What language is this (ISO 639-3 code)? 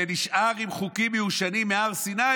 heb